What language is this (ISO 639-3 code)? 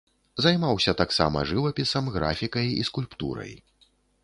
bel